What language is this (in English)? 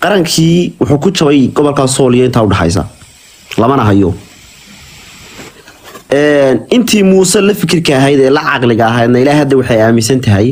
Arabic